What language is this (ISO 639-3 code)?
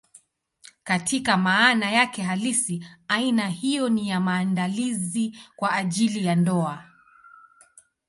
swa